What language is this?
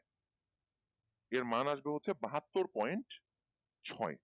Bangla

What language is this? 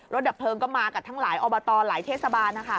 Thai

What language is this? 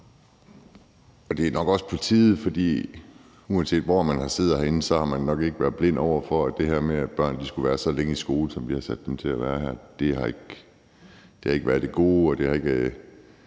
Danish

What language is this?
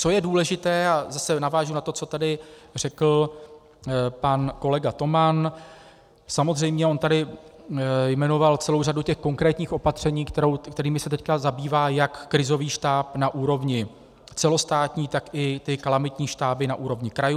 Czech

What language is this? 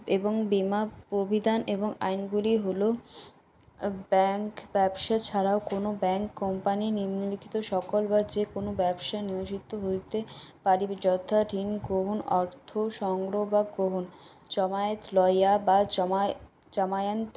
Bangla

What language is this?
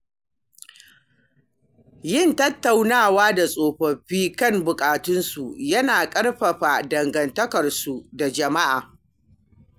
Hausa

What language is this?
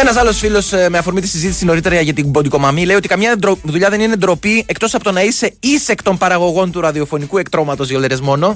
Greek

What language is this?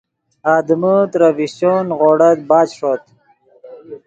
Yidgha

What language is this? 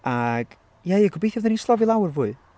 Welsh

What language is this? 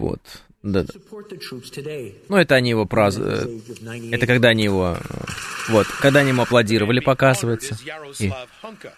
Russian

